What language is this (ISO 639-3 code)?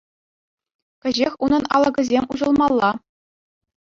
chv